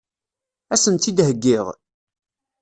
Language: Kabyle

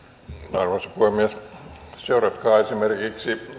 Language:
Finnish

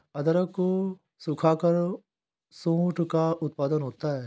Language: Hindi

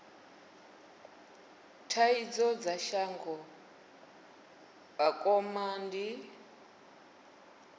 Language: Venda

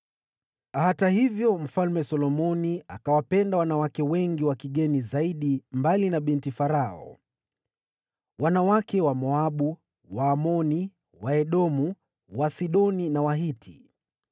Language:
Swahili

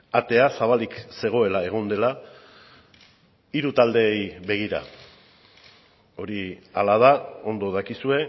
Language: Basque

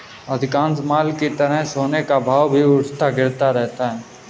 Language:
Hindi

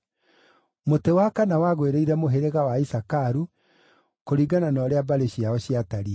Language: Kikuyu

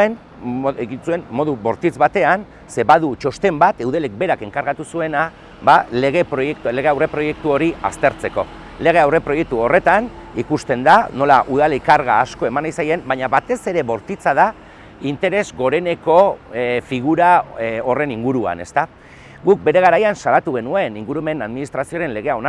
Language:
Basque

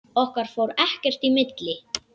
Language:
Icelandic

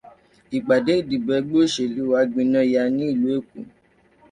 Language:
Yoruba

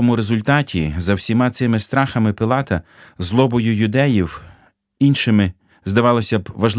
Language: Ukrainian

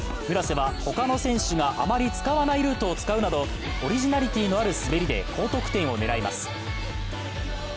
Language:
Japanese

